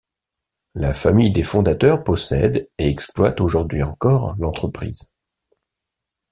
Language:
French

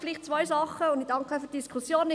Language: Swiss German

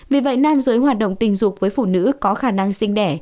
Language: Vietnamese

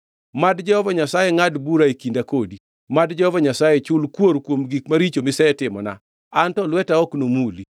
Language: Luo (Kenya and Tanzania)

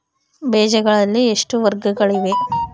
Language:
Kannada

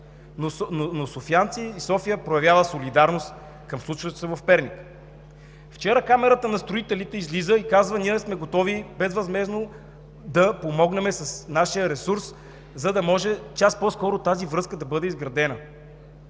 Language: Bulgarian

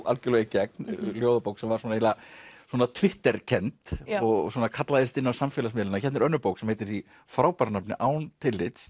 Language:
Icelandic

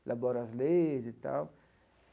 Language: Portuguese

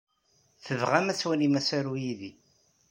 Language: Kabyle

